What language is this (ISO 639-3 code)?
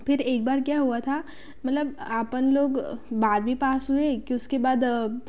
hin